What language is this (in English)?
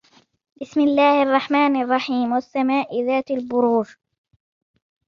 Arabic